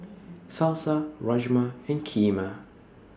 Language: English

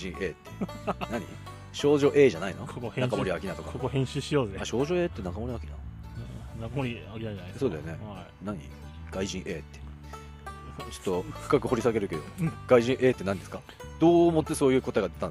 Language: Japanese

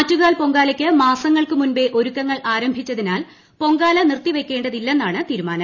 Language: Malayalam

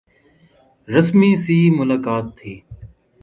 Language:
Urdu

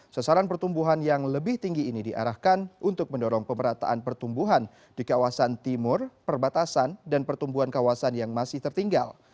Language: Indonesian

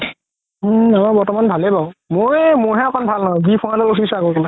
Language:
Assamese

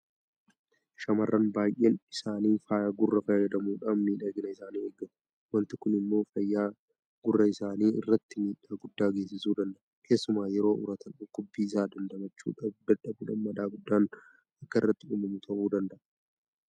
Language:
Oromo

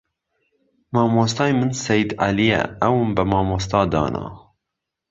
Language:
Central Kurdish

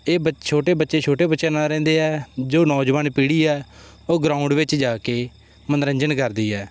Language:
Punjabi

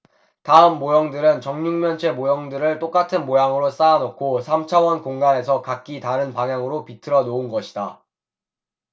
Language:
Korean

